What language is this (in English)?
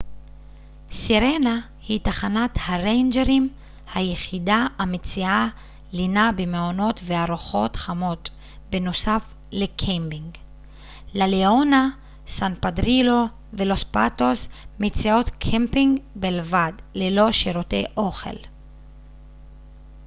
Hebrew